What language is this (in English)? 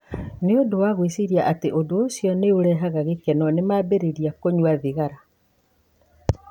Kikuyu